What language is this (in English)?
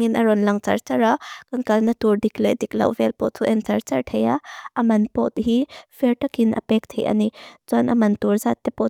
Mizo